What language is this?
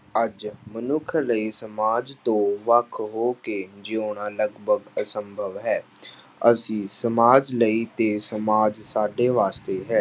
Punjabi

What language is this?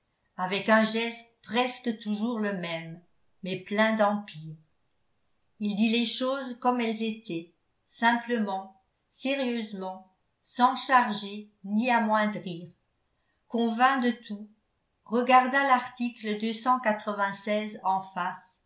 French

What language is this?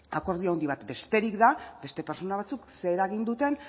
Basque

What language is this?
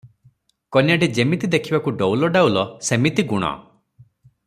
Odia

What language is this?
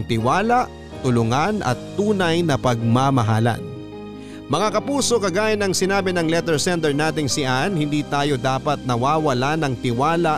Filipino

